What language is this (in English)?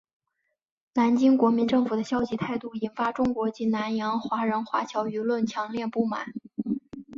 Chinese